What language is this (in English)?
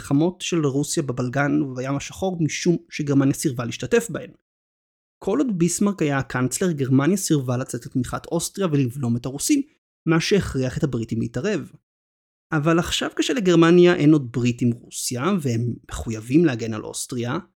Hebrew